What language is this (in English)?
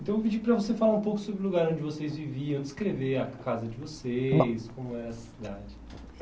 Portuguese